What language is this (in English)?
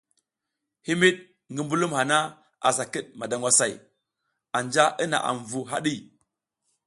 South Giziga